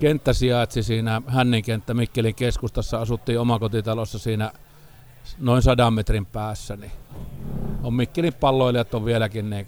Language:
Finnish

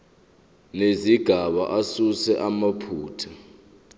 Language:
Zulu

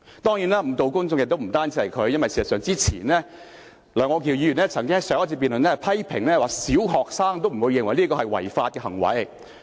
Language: Cantonese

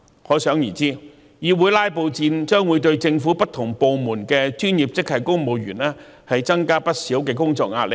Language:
Cantonese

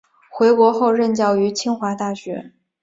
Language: Chinese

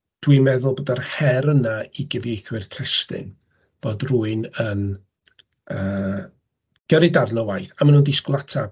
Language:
Welsh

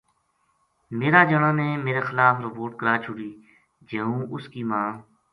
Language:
Gujari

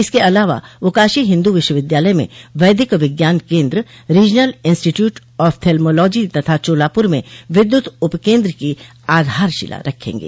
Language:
Hindi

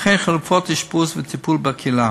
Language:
Hebrew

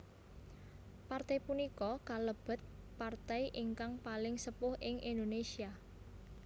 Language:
Javanese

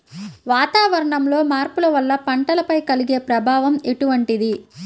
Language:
Telugu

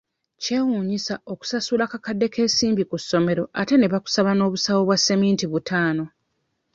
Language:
Ganda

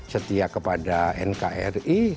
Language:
Indonesian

